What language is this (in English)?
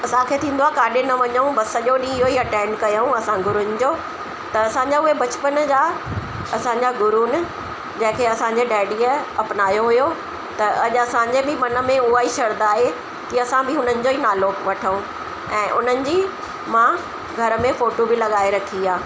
Sindhi